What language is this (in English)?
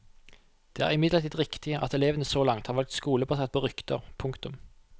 Norwegian